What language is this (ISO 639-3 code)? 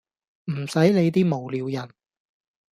yue